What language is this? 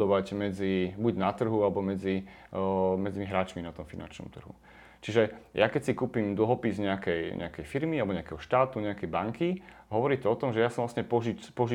Slovak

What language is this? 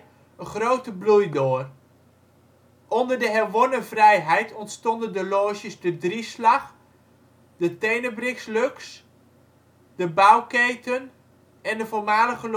Dutch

